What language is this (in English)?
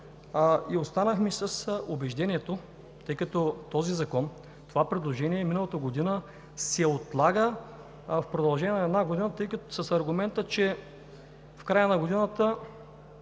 Bulgarian